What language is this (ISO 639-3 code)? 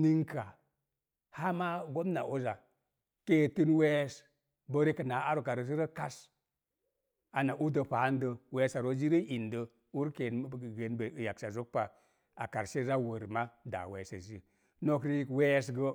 ver